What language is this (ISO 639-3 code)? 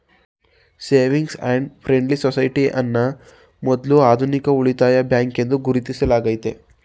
kan